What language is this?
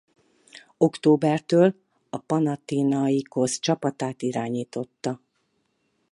Hungarian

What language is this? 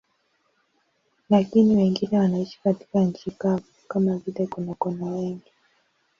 Swahili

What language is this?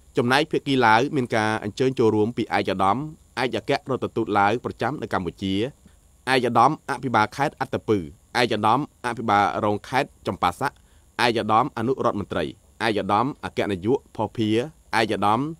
Thai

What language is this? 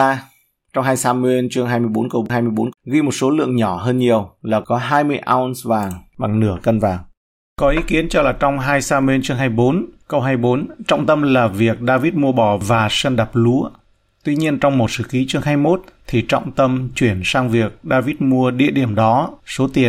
Vietnamese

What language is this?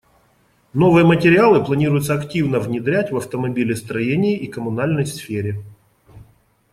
Russian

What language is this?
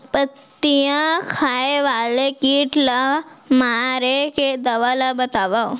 Chhattisgarhi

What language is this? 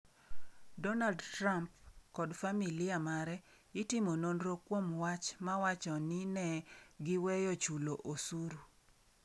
Luo (Kenya and Tanzania)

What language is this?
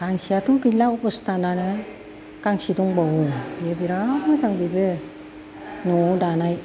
Bodo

